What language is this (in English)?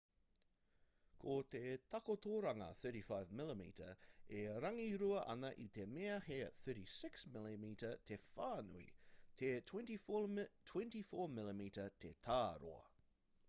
Māori